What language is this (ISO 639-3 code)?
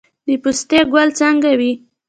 pus